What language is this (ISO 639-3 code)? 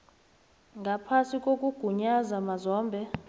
nbl